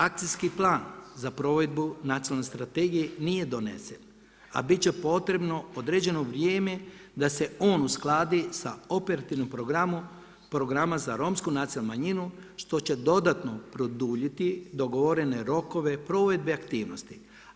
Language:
Croatian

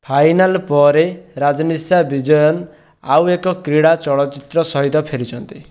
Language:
Odia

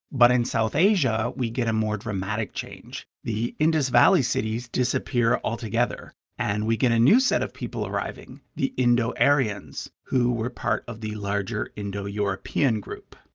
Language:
English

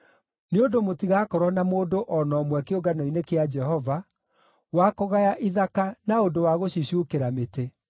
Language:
Kikuyu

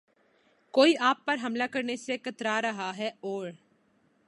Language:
Urdu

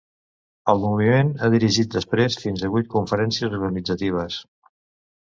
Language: Catalan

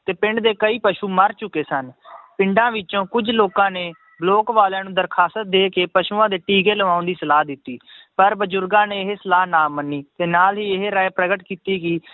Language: Punjabi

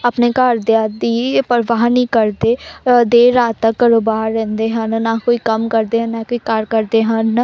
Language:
Punjabi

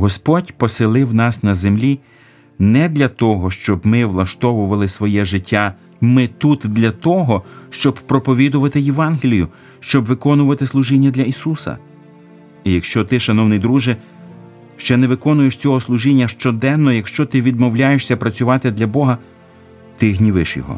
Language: Ukrainian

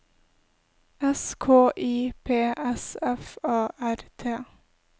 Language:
Norwegian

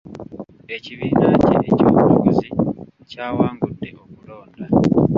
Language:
Ganda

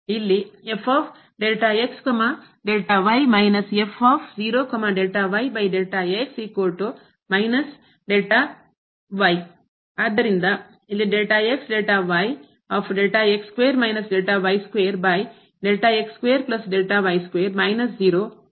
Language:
Kannada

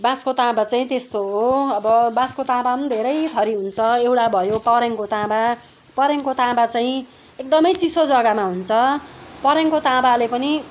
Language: Nepali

